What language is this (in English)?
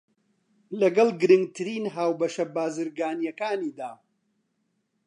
Central Kurdish